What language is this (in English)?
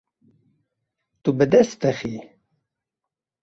Kurdish